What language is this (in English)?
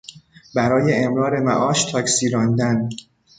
Persian